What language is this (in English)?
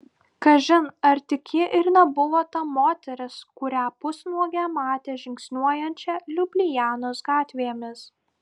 Lithuanian